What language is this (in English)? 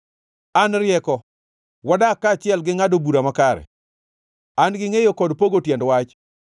Luo (Kenya and Tanzania)